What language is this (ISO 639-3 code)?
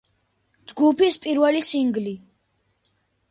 kat